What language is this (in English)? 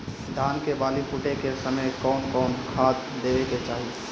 Bhojpuri